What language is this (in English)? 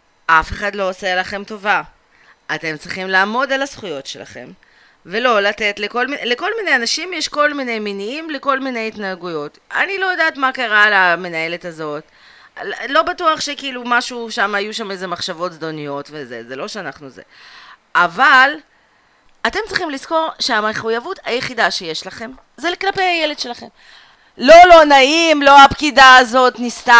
Hebrew